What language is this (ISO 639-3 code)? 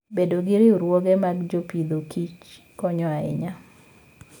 luo